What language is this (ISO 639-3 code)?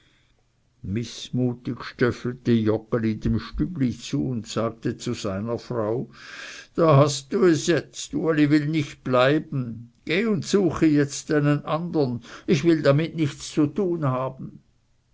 deu